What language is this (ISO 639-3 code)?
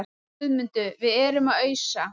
isl